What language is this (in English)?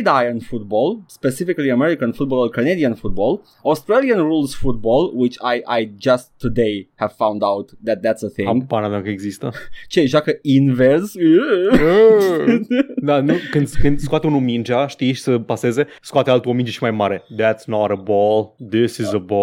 Romanian